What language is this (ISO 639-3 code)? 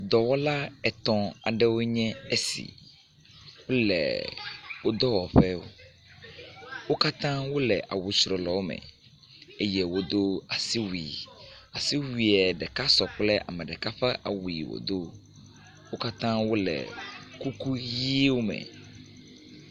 ewe